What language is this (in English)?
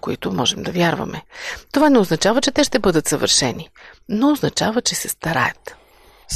Bulgarian